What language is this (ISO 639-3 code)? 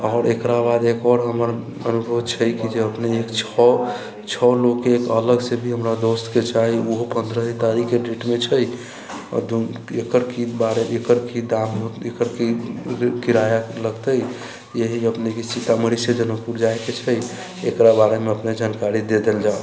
mai